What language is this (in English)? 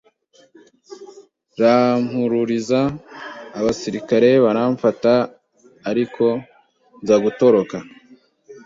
Kinyarwanda